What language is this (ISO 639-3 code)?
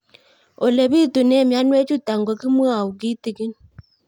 kln